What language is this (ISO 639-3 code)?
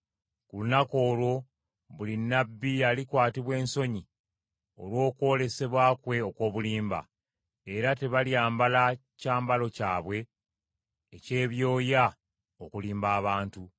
lug